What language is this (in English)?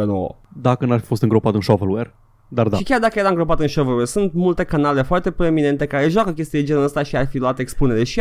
Romanian